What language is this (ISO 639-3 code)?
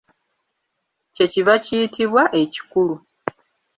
lug